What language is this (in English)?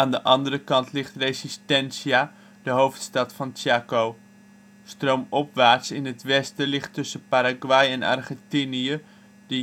Dutch